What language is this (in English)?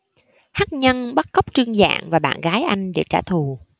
Vietnamese